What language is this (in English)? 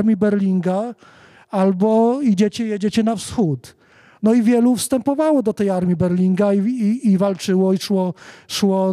Polish